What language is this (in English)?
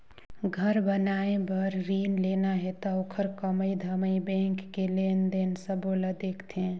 Chhattisgarhi